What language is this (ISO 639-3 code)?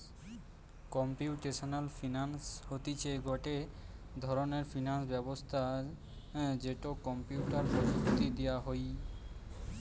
ben